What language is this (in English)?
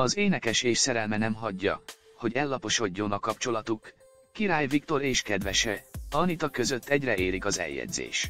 Hungarian